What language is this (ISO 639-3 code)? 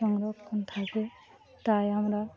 ben